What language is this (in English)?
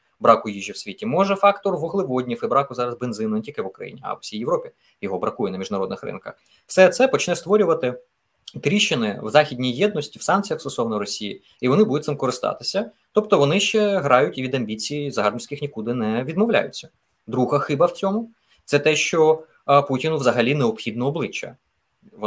Ukrainian